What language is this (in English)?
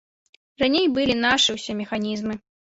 Belarusian